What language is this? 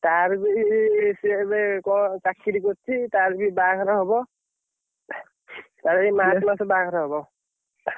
Odia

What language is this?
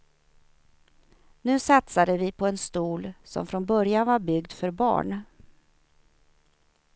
Swedish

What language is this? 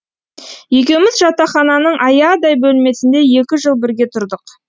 Kazakh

